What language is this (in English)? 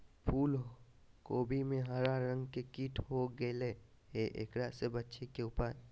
Magahi